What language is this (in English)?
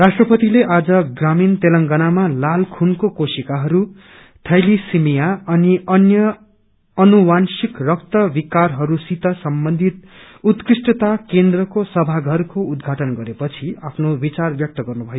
Nepali